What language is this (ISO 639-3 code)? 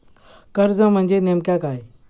mar